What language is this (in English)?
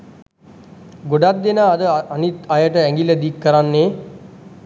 Sinhala